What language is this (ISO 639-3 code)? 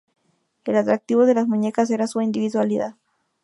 spa